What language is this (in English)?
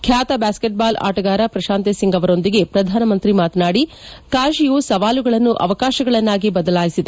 Kannada